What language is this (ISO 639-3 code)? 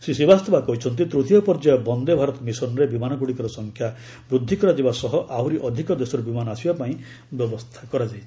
ori